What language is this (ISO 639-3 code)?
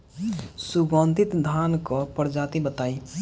bho